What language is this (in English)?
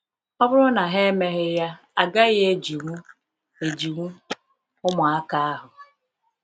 Igbo